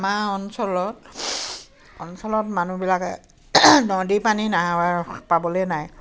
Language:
Assamese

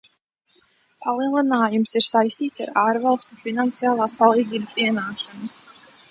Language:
Latvian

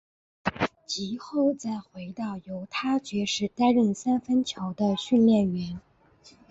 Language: Chinese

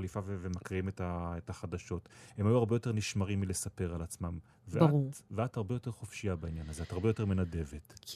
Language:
Hebrew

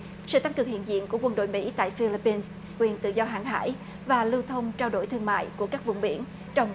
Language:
Vietnamese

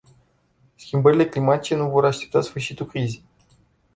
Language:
Romanian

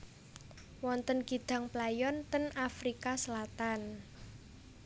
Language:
Javanese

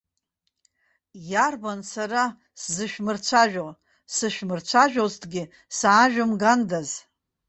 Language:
Abkhazian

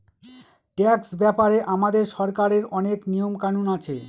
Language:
Bangla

